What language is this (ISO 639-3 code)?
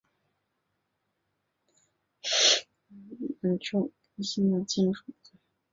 zho